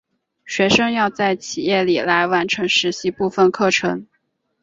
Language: Chinese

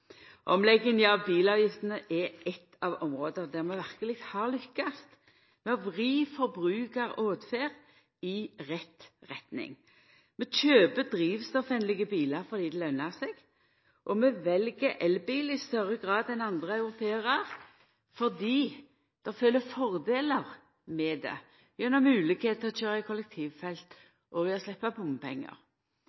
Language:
Norwegian Nynorsk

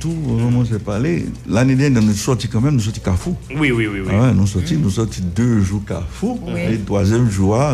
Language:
French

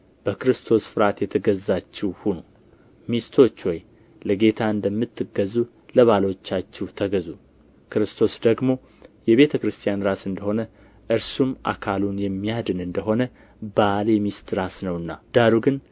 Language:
Amharic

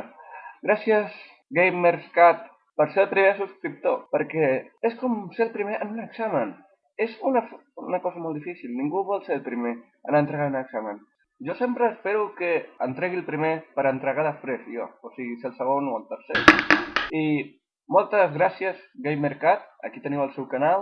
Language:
French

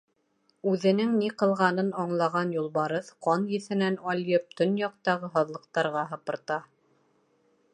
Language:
Bashkir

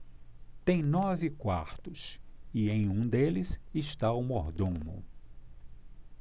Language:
Portuguese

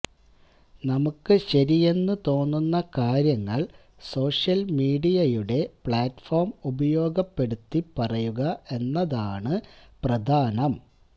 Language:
Malayalam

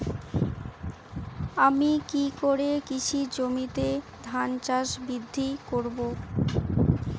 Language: Bangla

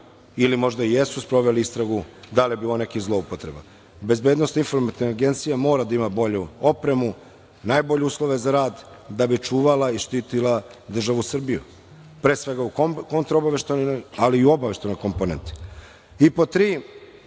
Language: Serbian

